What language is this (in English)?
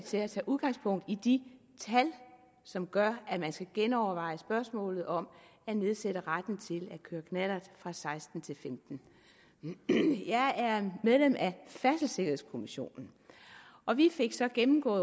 Danish